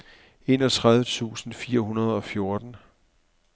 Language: Danish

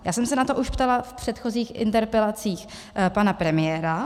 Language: Czech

